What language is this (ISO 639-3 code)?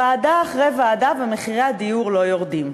heb